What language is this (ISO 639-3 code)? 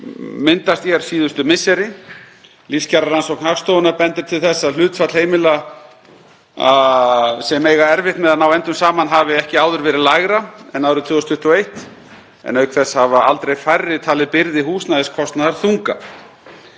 isl